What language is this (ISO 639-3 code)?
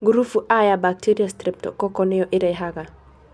kik